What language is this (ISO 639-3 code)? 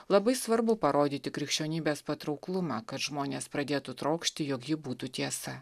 lit